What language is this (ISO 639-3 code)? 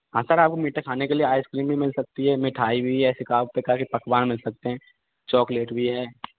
hin